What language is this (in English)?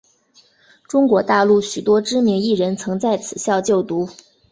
Chinese